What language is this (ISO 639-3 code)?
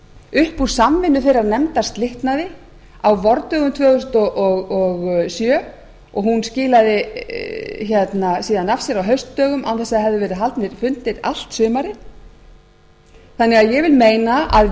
isl